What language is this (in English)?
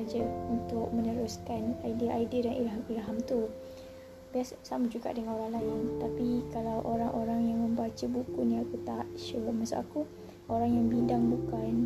Malay